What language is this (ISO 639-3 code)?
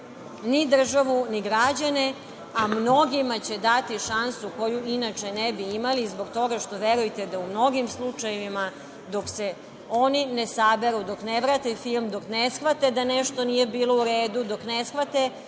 srp